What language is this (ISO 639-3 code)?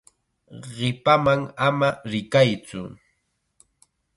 qxa